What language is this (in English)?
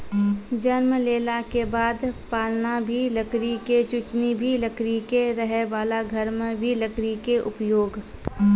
Maithili